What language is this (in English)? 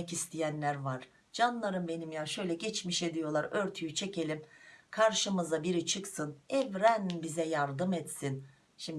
Turkish